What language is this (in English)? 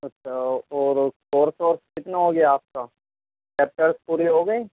Urdu